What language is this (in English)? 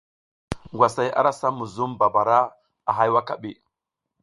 South Giziga